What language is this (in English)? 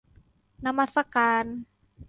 Thai